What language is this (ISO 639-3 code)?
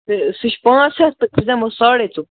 kas